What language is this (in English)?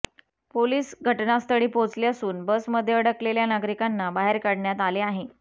Marathi